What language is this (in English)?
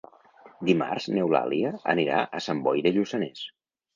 Catalan